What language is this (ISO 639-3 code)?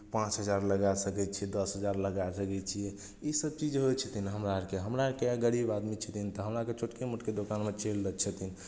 mai